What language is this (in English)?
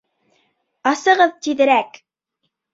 Bashkir